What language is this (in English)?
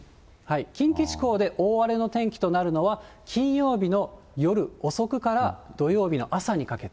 Japanese